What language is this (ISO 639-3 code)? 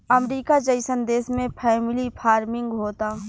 bho